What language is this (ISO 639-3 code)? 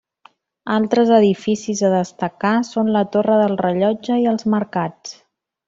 cat